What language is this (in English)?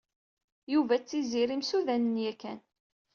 Kabyle